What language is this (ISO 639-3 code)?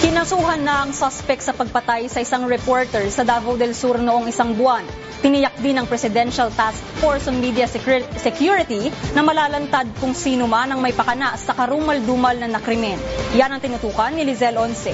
fil